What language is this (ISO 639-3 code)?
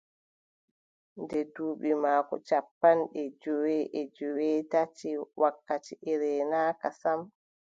fub